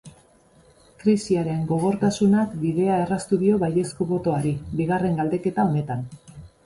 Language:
Basque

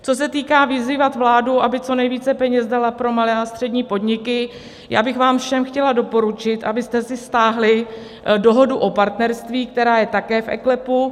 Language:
Czech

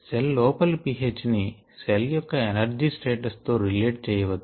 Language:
Telugu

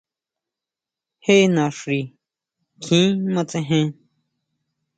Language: Huautla Mazatec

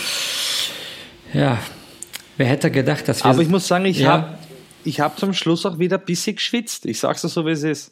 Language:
German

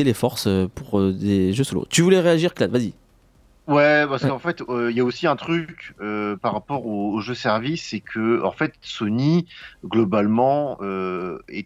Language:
French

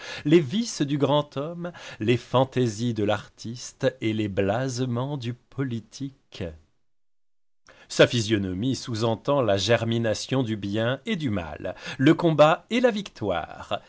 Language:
French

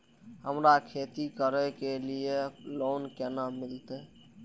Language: Maithili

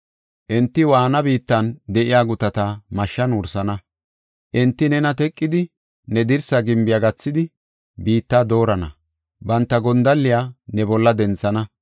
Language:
Gofa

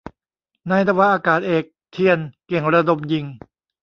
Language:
Thai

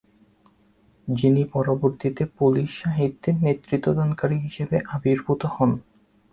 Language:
Bangla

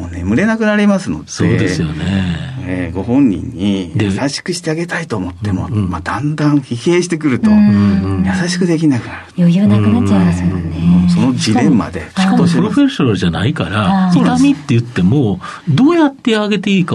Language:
Japanese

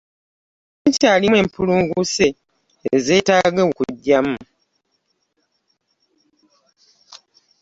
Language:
Ganda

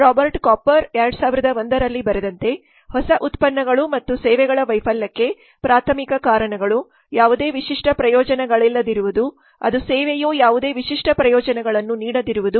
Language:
Kannada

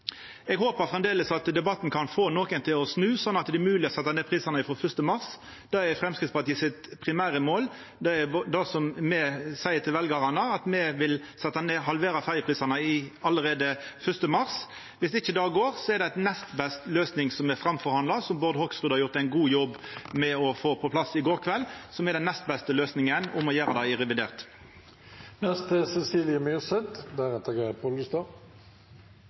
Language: Norwegian Nynorsk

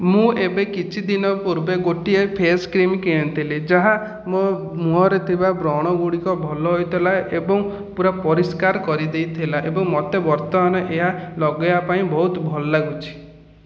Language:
Odia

